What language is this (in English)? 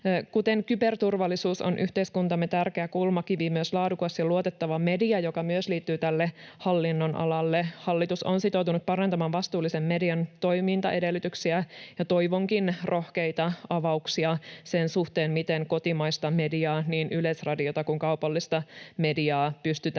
Finnish